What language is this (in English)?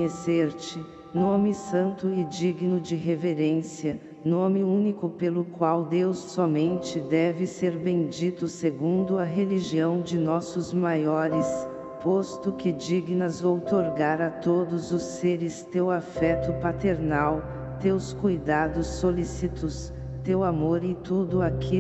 Portuguese